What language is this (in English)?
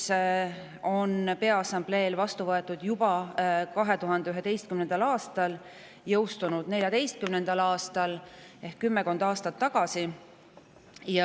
Estonian